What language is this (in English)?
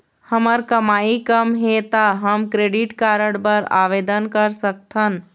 Chhattisgarhi